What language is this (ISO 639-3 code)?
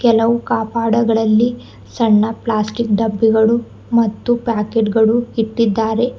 kan